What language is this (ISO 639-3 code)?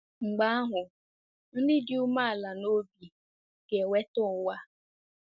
ibo